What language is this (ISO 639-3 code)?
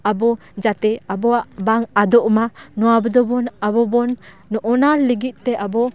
sat